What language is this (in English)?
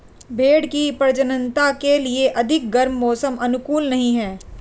Hindi